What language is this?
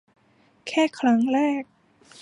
Thai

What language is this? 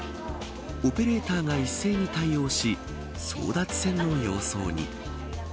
Japanese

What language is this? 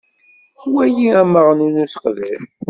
Kabyle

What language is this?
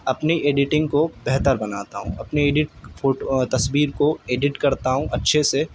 Urdu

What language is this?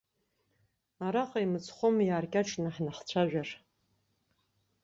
Abkhazian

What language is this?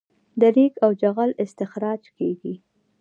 Pashto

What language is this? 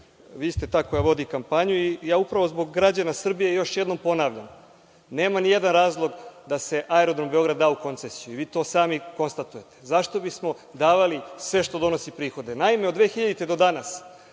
Serbian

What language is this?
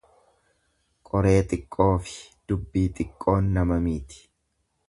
Oromo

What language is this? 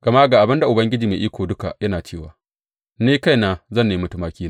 Hausa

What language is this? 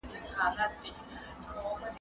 Pashto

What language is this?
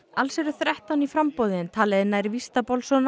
Icelandic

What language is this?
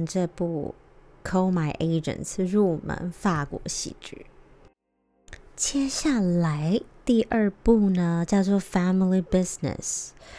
Chinese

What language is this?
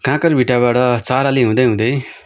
Nepali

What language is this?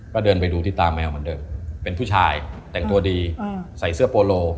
Thai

